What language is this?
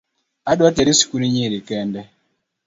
Luo (Kenya and Tanzania)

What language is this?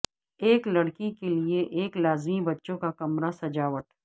Urdu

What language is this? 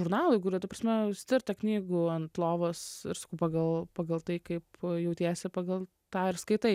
Lithuanian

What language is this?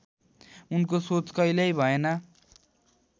Nepali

